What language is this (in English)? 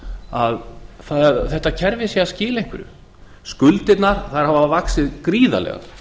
Icelandic